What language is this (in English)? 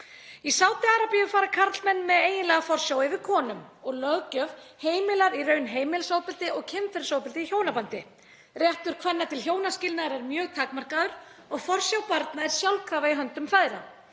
Icelandic